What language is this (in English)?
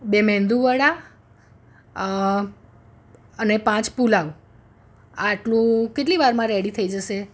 Gujarati